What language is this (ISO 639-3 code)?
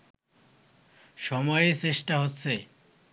ben